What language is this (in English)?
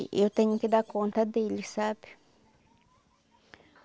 Portuguese